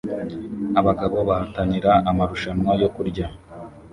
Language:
Kinyarwanda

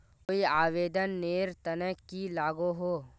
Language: Magahi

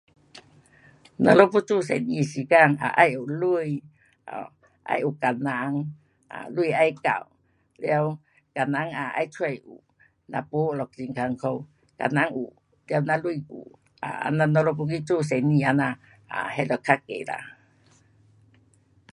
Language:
Pu-Xian Chinese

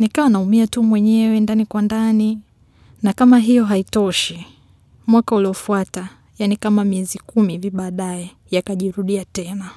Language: Swahili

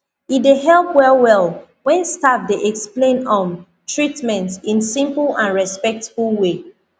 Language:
Nigerian Pidgin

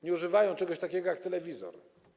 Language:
Polish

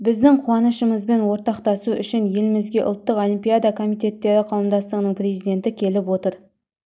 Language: Kazakh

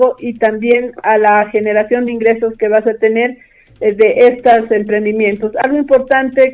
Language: Spanish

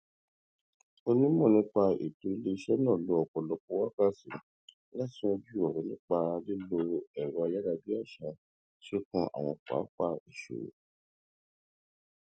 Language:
Yoruba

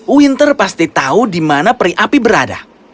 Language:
Indonesian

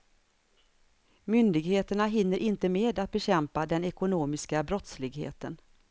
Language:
Swedish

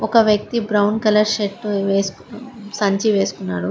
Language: Telugu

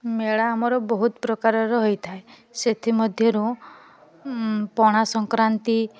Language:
Odia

